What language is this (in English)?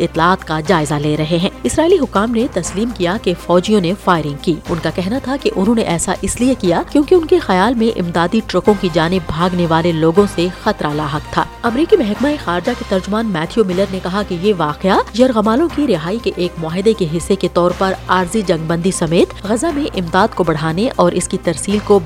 Urdu